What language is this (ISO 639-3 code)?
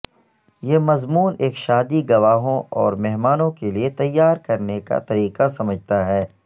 urd